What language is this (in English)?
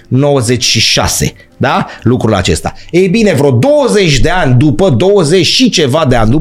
Romanian